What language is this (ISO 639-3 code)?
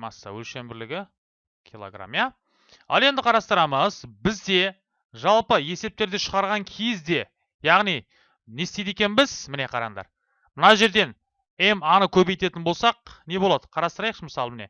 tur